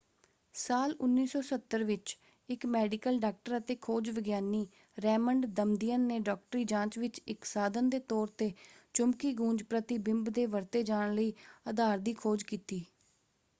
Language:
Punjabi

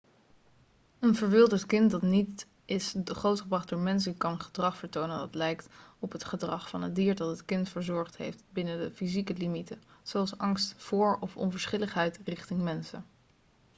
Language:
Dutch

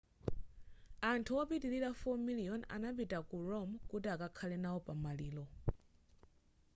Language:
Nyanja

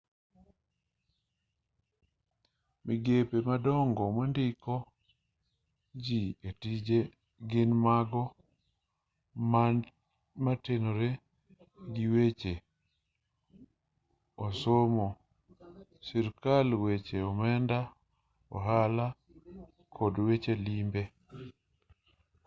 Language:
Luo (Kenya and Tanzania)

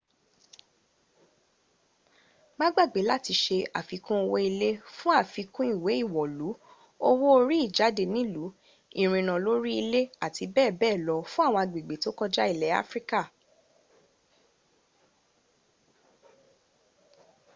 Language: Yoruba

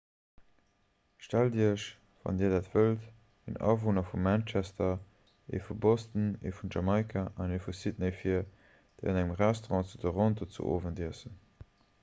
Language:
Luxembourgish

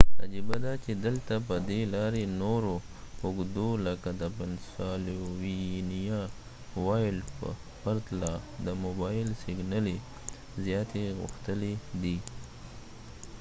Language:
Pashto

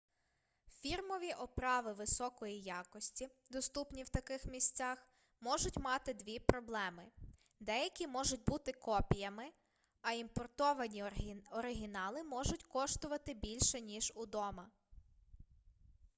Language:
Ukrainian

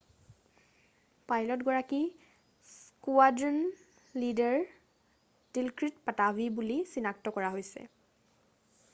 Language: Assamese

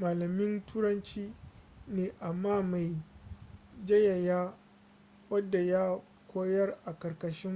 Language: Hausa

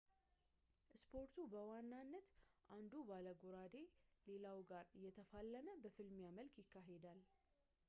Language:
Amharic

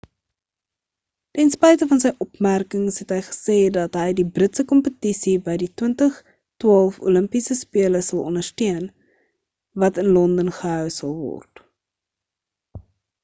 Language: Afrikaans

